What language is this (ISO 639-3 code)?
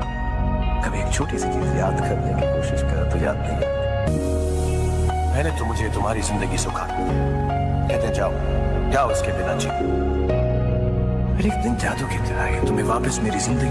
ben